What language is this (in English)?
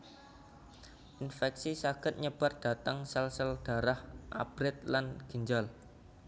Javanese